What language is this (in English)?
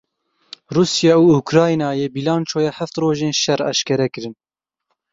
Kurdish